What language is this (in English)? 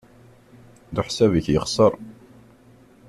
Kabyle